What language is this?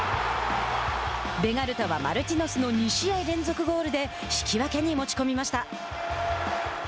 Japanese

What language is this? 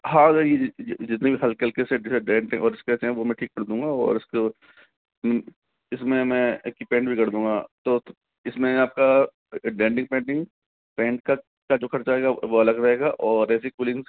Hindi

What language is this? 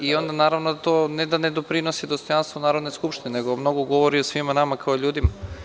Serbian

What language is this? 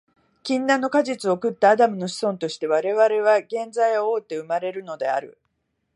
Japanese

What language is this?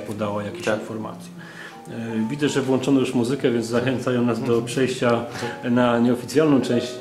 Polish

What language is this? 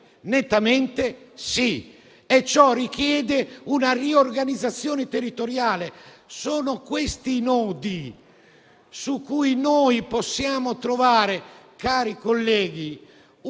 Italian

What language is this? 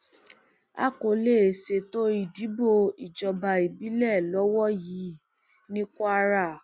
Yoruba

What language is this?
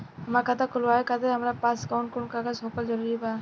Bhojpuri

